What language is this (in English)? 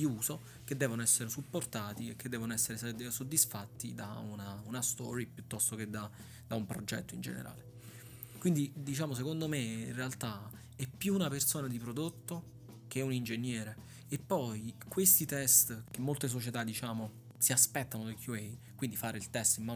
Italian